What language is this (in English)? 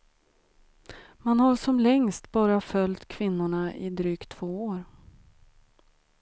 Swedish